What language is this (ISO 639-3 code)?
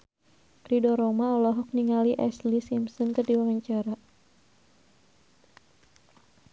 sun